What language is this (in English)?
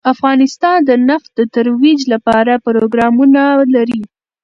Pashto